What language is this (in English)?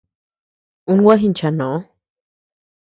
Tepeuxila Cuicatec